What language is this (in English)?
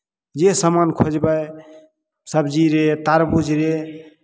Maithili